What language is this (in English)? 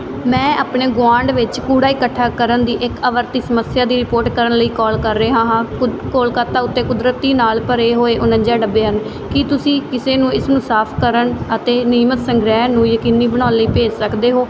Punjabi